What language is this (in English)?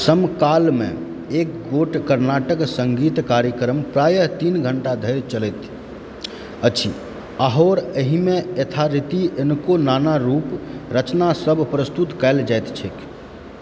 Maithili